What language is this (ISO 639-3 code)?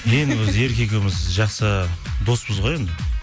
kaz